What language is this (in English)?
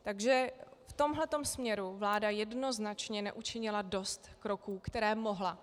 Czech